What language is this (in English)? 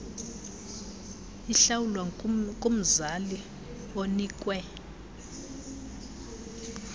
Xhosa